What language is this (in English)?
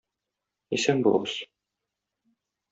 Tatar